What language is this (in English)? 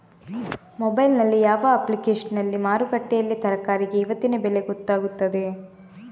Kannada